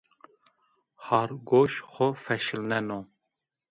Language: Zaza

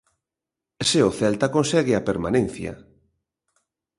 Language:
Galician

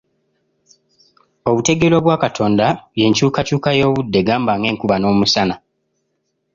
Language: Ganda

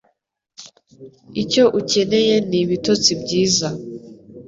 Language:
Kinyarwanda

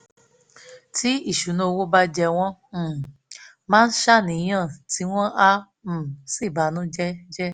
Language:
Yoruba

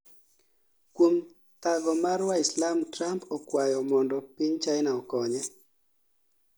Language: Luo (Kenya and Tanzania)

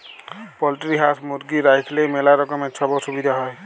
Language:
Bangla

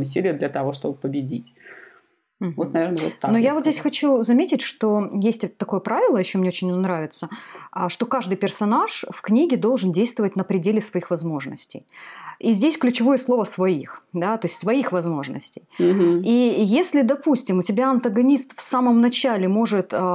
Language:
Russian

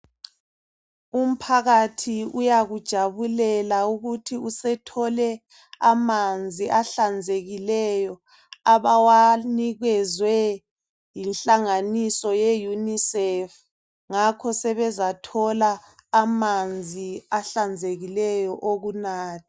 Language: North Ndebele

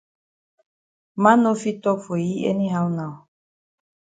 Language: Cameroon Pidgin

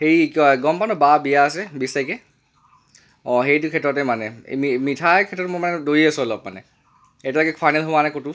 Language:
Assamese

